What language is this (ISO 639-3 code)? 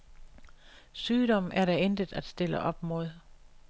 dan